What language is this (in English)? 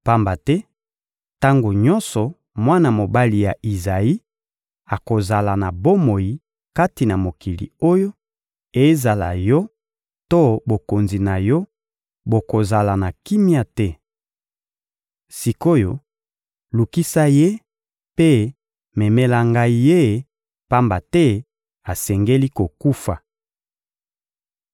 Lingala